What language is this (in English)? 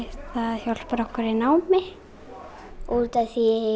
Icelandic